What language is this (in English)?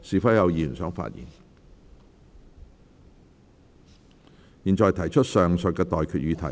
Cantonese